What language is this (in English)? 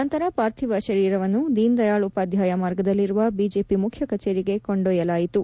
Kannada